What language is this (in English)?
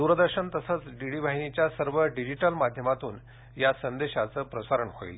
Marathi